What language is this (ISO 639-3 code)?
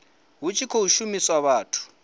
ven